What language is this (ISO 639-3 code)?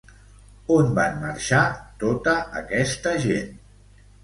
cat